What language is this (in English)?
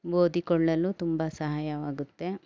Kannada